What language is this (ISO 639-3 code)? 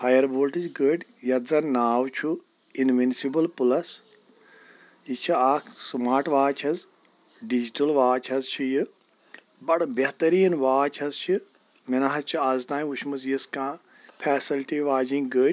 kas